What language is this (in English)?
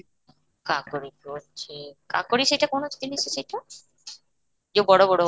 Odia